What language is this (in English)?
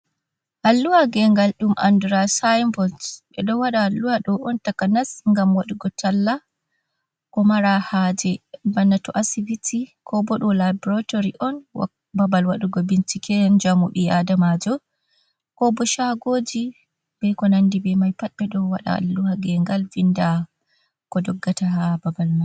Fula